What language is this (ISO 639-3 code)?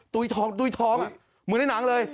tha